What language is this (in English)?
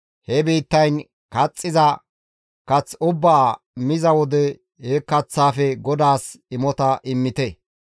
Gamo